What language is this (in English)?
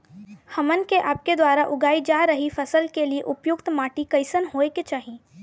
Bhojpuri